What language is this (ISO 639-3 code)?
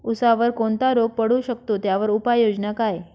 mar